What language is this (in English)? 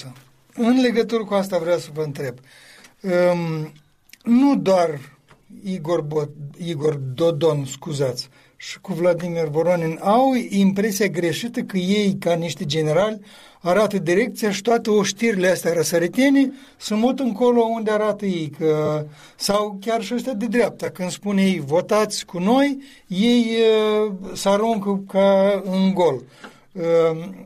Romanian